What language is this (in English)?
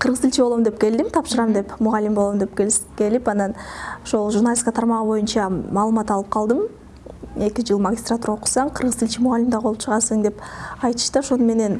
Turkish